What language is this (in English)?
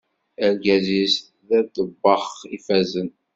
Kabyle